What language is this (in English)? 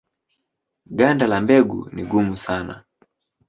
Swahili